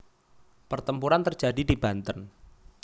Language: Javanese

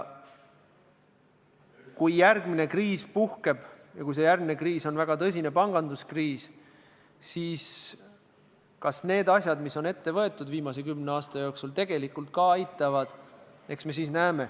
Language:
Estonian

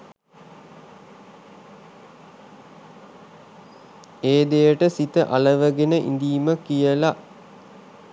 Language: Sinhala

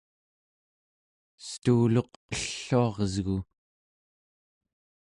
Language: Central Yupik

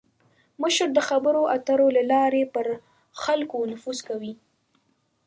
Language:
Pashto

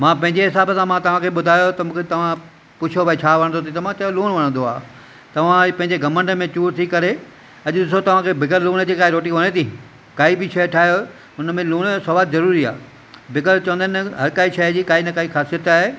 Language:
Sindhi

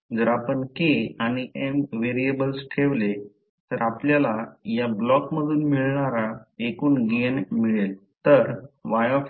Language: Marathi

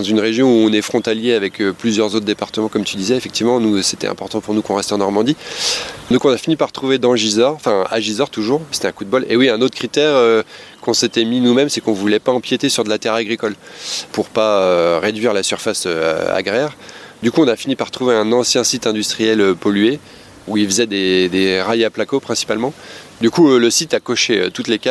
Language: French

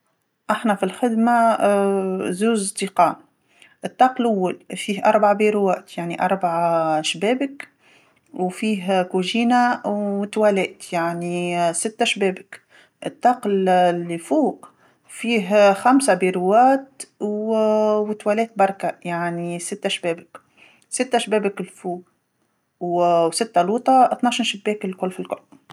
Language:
Tunisian Arabic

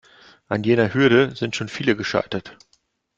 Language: German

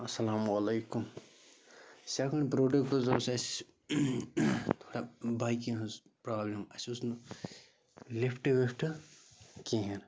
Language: Kashmiri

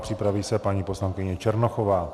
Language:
Czech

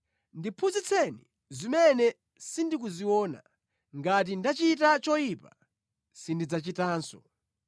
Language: Nyanja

